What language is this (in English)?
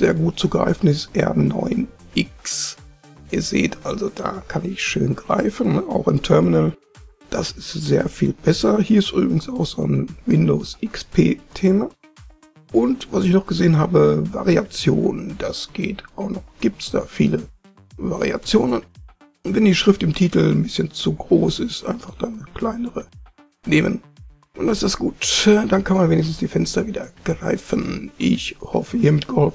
German